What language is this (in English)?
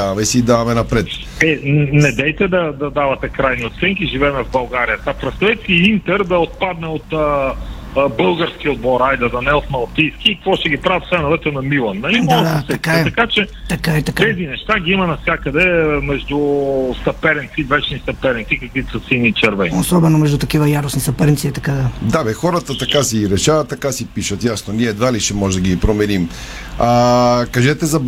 Bulgarian